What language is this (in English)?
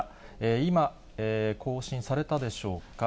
Japanese